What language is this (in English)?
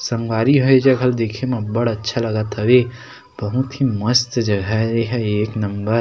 Chhattisgarhi